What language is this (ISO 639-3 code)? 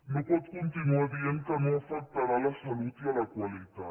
cat